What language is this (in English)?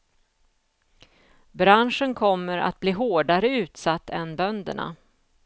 Swedish